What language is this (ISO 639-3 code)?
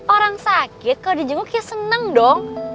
ind